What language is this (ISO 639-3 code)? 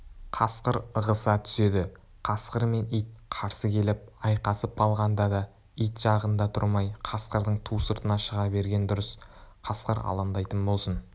kaz